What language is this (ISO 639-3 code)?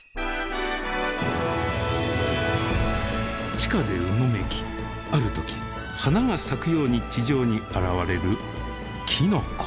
jpn